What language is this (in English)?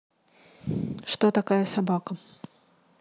Russian